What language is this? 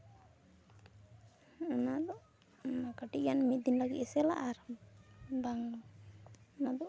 Santali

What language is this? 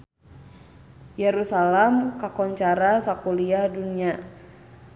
Sundanese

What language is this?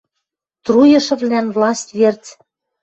Western Mari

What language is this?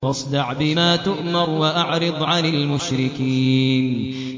Arabic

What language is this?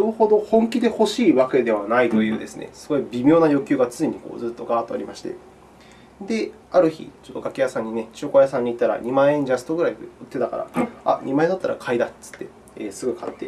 Japanese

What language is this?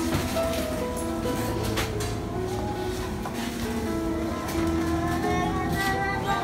Vietnamese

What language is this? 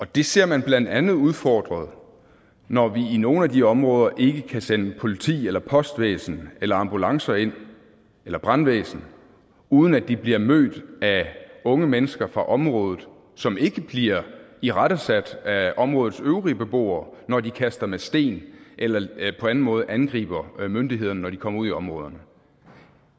Danish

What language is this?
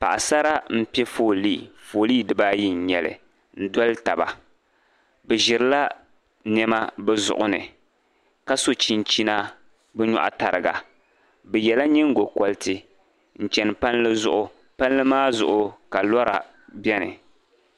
Dagbani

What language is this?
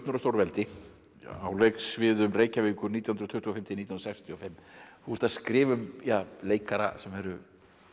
Icelandic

